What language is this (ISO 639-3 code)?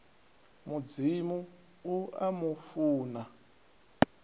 ven